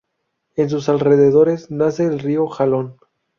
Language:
Spanish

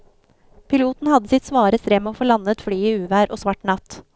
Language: Norwegian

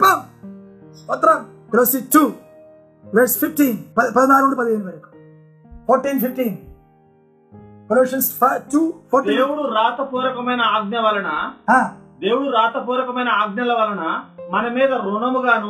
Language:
Telugu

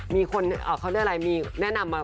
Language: Thai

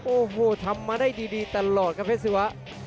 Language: Thai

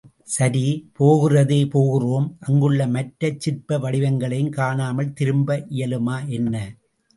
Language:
Tamil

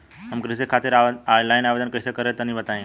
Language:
Bhojpuri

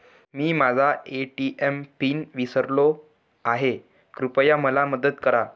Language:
Marathi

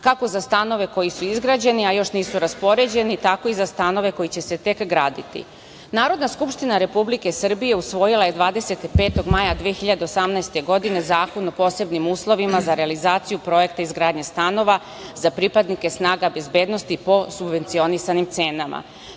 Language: Serbian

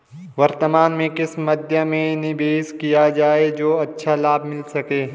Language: Hindi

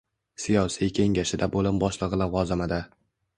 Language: Uzbek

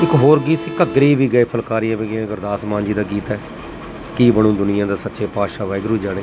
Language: Punjabi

